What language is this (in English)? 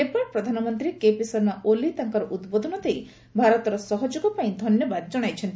Odia